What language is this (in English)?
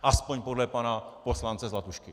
Czech